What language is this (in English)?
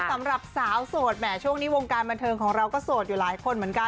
Thai